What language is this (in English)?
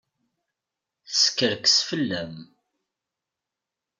Kabyle